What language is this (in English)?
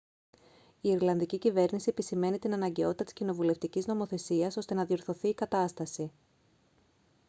Greek